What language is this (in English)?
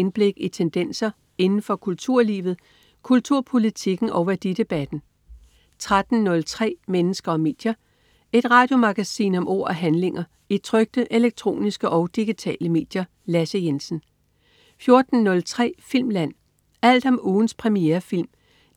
Danish